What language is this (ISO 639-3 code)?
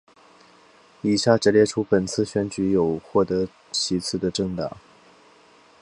zho